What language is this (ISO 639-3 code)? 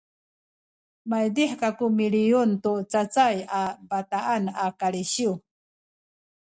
szy